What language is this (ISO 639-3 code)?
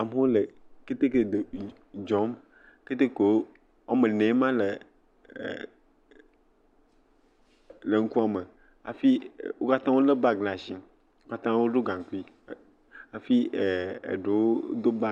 ewe